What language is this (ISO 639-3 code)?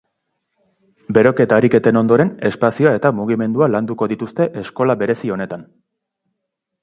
eus